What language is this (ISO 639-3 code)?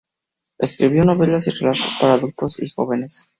spa